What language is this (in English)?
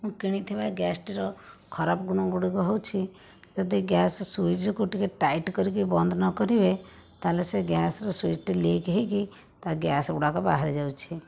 Odia